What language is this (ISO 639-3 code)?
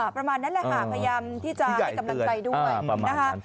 tha